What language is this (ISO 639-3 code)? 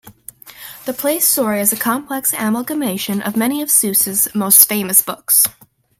eng